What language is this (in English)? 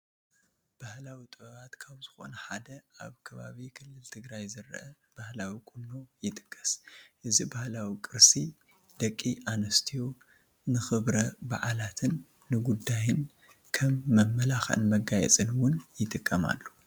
Tigrinya